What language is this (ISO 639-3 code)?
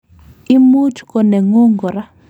kln